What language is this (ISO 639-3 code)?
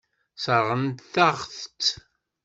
kab